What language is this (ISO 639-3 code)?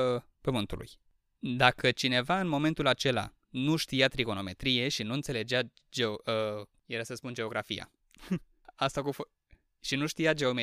ron